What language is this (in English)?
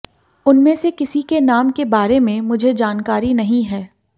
Hindi